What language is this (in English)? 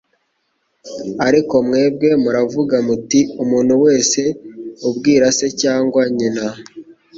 Kinyarwanda